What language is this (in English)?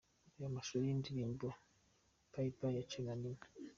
Kinyarwanda